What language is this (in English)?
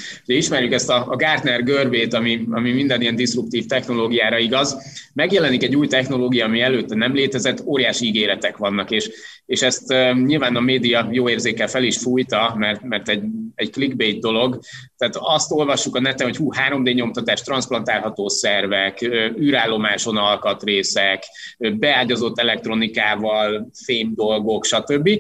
Hungarian